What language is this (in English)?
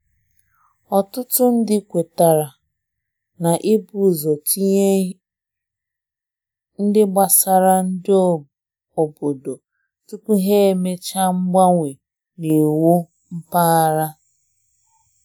Igbo